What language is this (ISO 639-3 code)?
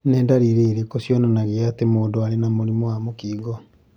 kik